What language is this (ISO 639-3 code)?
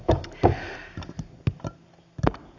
fin